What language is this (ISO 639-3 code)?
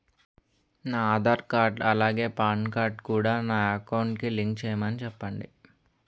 tel